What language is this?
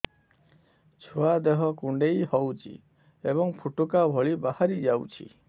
Odia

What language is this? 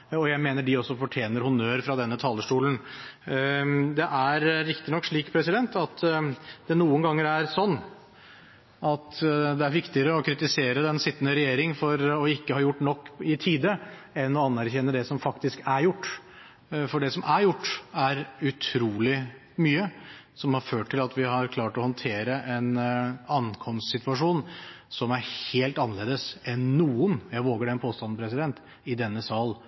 Norwegian Bokmål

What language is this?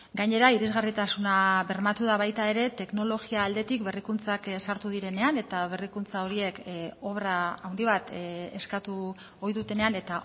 Basque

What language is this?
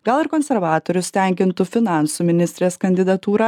Lithuanian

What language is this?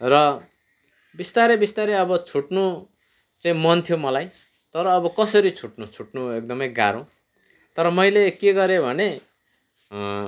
Nepali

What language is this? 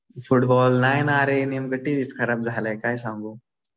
Marathi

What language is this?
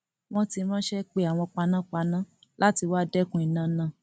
Yoruba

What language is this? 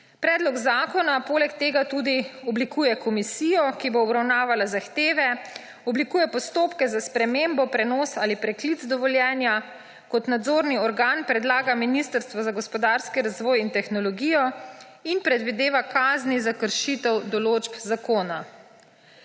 Slovenian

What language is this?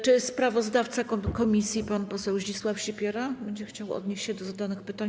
Polish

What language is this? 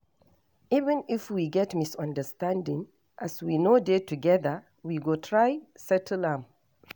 Nigerian Pidgin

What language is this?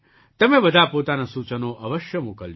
Gujarati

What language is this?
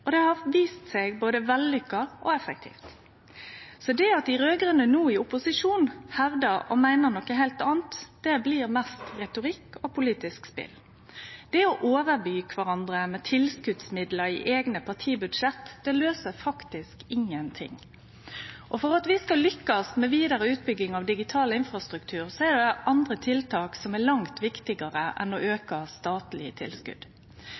Norwegian Nynorsk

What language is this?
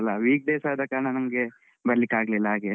Kannada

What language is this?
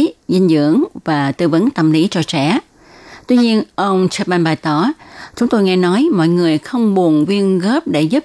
Vietnamese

